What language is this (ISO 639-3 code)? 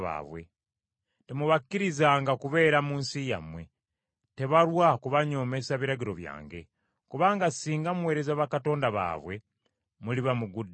lug